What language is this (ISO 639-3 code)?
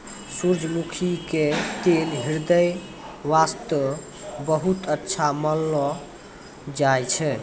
mai